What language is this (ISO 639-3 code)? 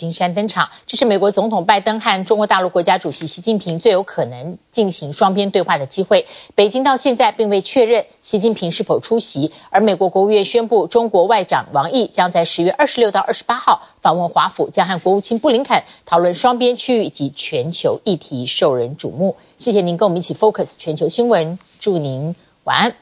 zho